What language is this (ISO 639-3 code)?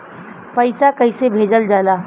bho